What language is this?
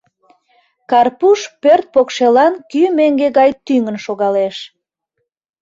Mari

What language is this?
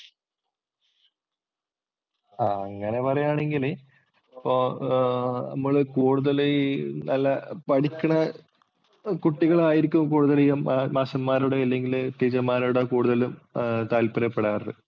Malayalam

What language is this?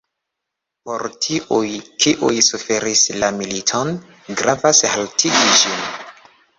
Esperanto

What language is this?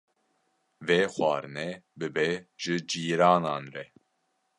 Kurdish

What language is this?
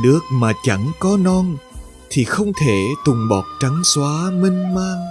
Vietnamese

